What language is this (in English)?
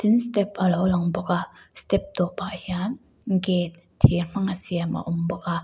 Mizo